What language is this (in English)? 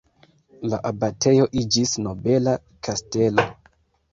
Esperanto